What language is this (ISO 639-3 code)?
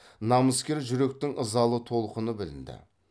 kaz